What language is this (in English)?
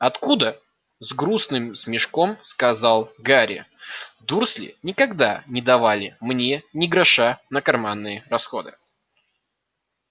Russian